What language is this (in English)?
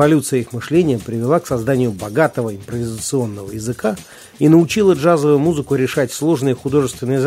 Russian